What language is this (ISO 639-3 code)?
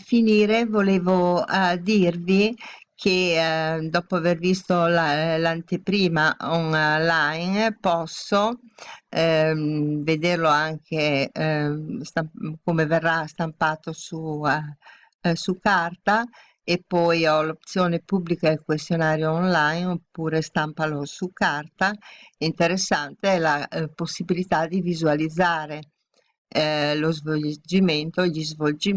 ita